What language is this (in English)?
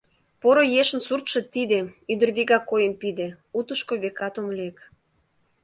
Mari